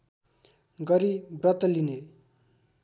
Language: Nepali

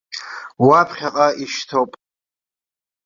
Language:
Abkhazian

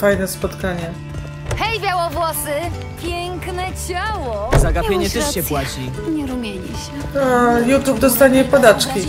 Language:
Polish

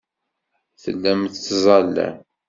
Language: Kabyle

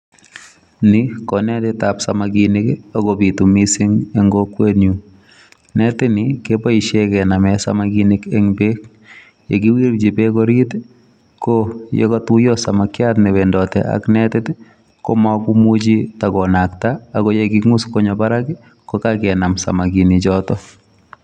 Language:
Kalenjin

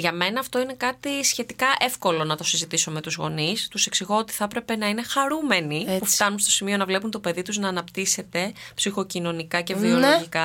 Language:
Greek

